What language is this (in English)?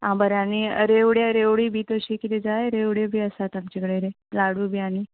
Konkani